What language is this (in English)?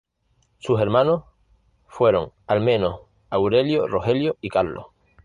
Spanish